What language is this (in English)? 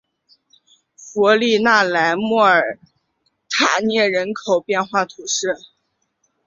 Chinese